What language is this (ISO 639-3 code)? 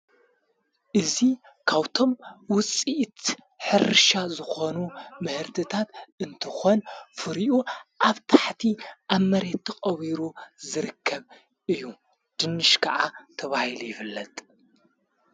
tir